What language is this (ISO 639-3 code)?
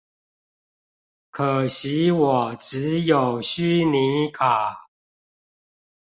zho